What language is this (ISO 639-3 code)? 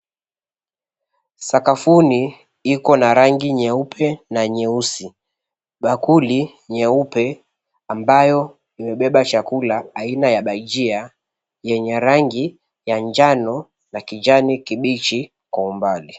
swa